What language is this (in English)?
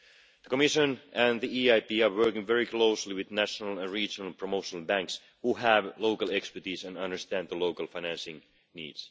English